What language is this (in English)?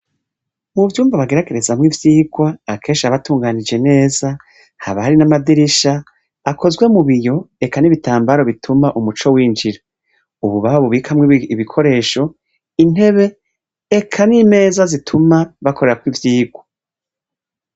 Rundi